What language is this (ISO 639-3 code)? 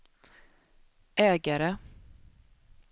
swe